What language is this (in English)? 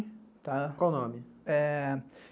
Portuguese